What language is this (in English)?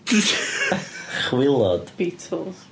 Welsh